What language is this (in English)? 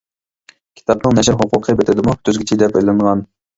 Uyghur